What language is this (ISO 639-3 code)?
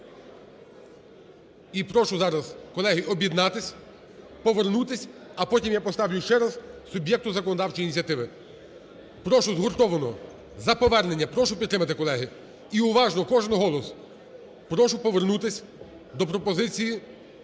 ukr